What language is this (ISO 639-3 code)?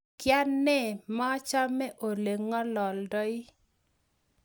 kln